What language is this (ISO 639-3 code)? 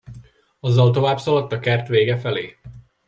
hun